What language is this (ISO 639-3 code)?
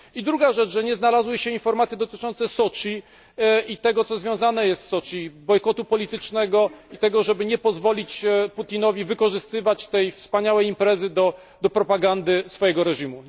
pol